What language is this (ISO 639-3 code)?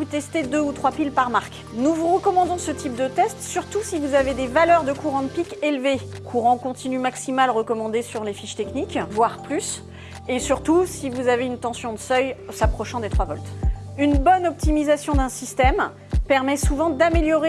fra